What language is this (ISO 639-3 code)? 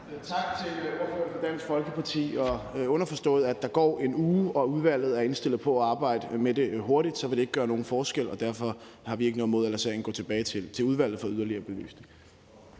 dan